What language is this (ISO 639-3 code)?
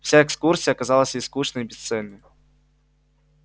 rus